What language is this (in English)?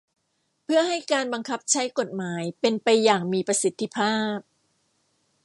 Thai